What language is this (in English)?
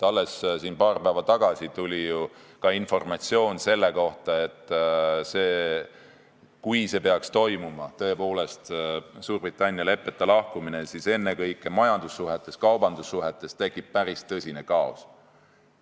Estonian